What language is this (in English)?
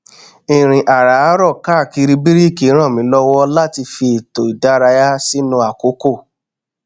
Yoruba